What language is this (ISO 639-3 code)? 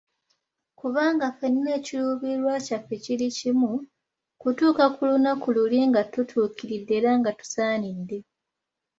lug